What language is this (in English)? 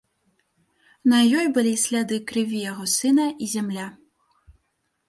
Belarusian